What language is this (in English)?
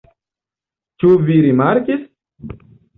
Esperanto